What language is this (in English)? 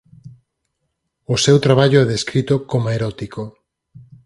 Galician